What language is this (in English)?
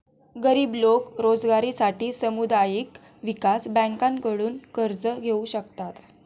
Marathi